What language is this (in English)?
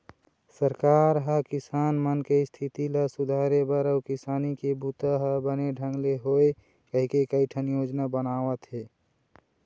Chhattisgarhi